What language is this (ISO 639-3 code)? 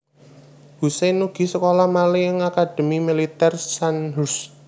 jav